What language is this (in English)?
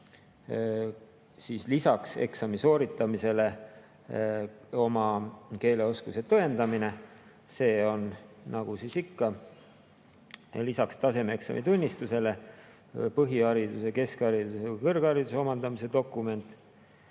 Estonian